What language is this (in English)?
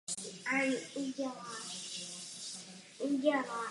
Czech